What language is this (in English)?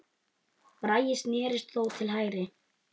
Icelandic